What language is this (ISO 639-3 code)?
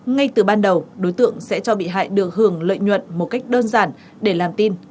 vie